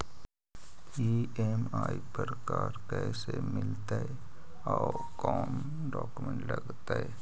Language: Magahi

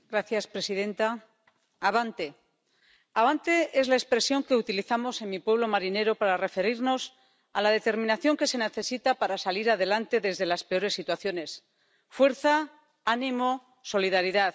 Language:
Spanish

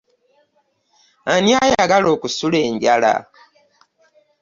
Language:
Ganda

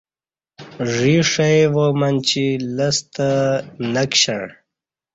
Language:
Kati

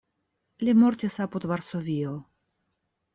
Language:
Esperanto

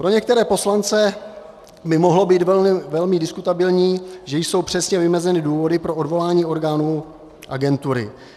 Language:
Czech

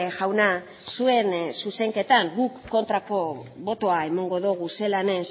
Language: Basque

